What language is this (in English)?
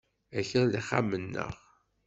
Kabyle